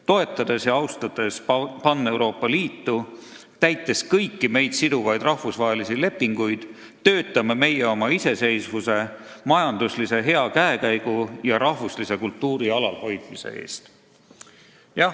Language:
Estonian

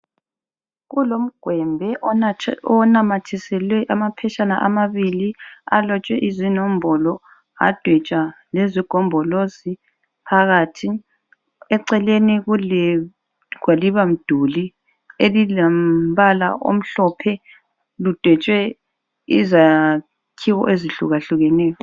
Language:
North Ndebele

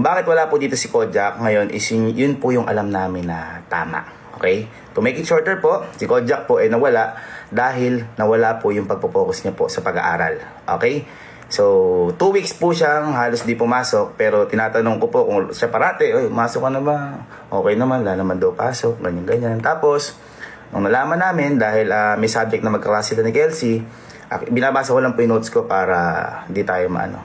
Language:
Filipino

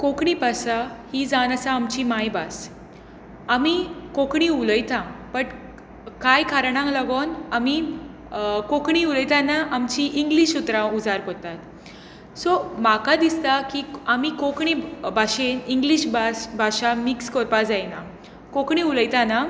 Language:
Konkani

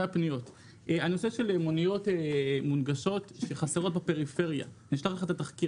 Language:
Hebrew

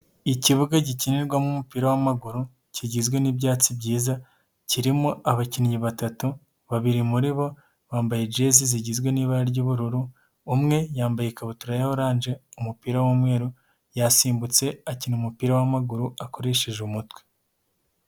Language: Kinyarwanda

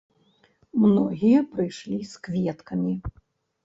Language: Belarusian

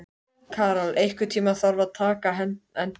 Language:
Icelandic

